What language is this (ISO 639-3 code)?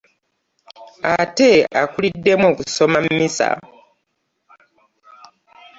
lug